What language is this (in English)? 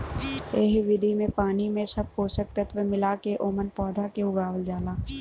Bhojpuri